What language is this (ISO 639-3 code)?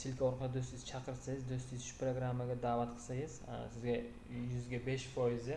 tur